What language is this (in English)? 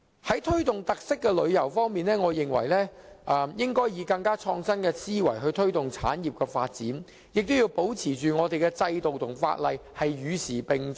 Cantonese